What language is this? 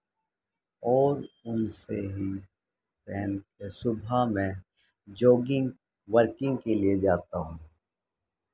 Urdu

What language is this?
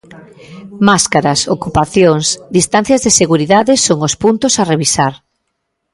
Galician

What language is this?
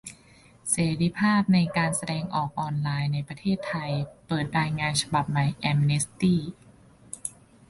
Thai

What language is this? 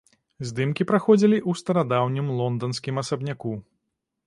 Belarusian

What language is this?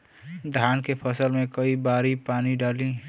Bhojpuri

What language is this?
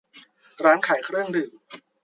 Thai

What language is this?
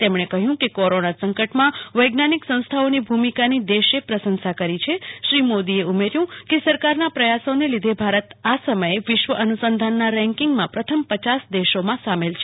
Gujarati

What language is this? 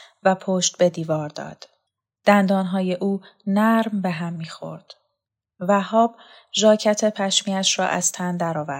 Persian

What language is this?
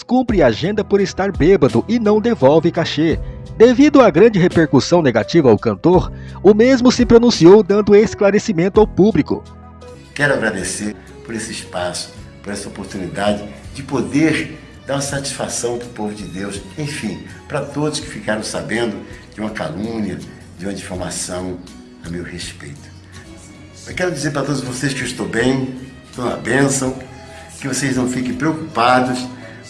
Portuguese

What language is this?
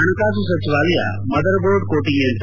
Kannada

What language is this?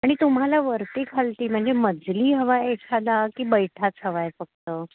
Marathi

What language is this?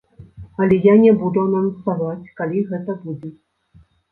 Belarusian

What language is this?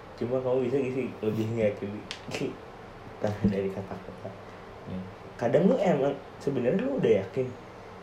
Indonesian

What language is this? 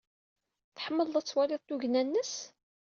Kabyle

